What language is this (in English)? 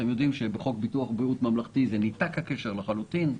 Hebrew